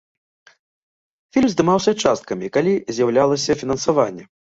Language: Belarusian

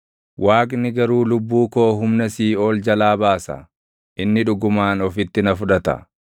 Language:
Oromo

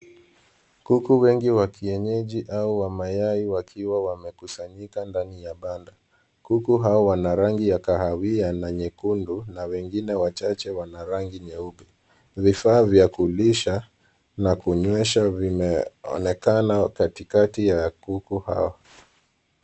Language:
Swahili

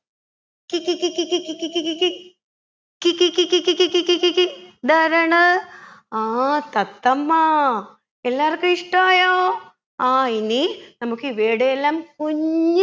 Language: Malayalam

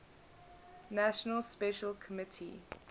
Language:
English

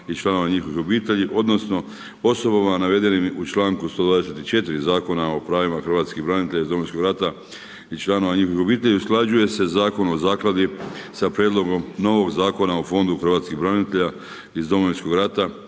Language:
Croatian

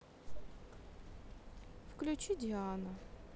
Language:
Russian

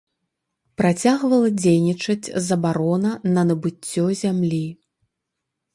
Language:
Belarusian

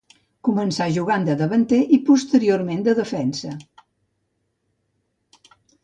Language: Catalan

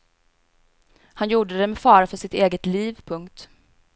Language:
Swedish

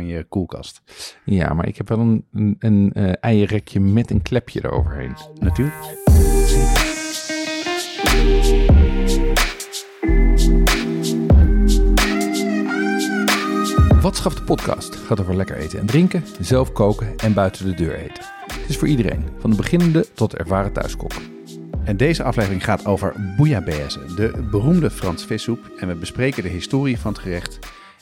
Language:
Dutch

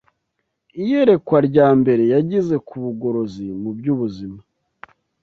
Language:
Kinyarwanda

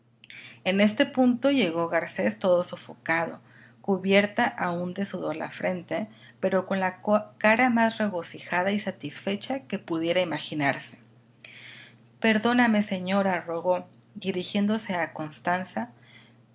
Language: Spanish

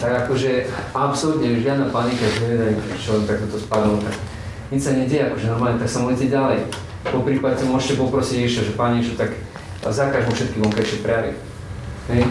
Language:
Slovak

